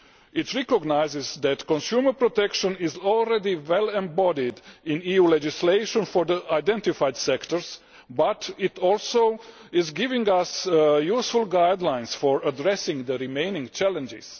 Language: English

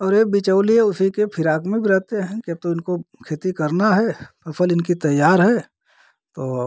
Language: Hindi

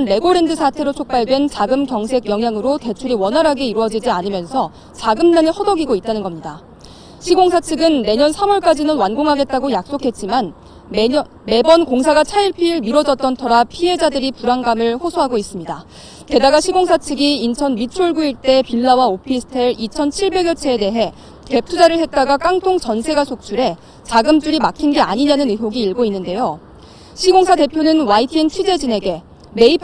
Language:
Korean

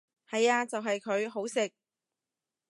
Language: Cantonese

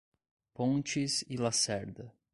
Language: Portuguese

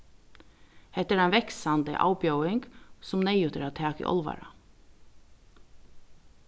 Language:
Faroese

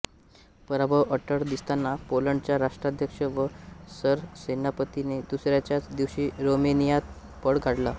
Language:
Marathi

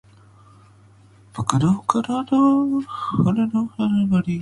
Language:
Japanese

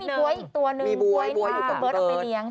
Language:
Thai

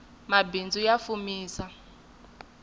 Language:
Tsonga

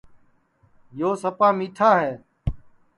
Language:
Sansi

